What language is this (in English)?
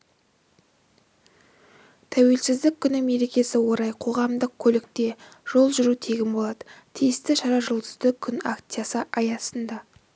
Kazakh